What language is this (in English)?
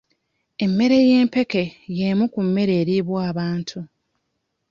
Ganda